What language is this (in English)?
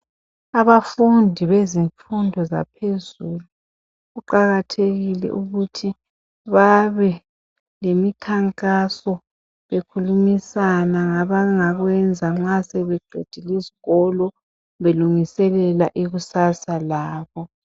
North Ndebele